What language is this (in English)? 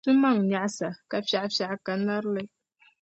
Dagbani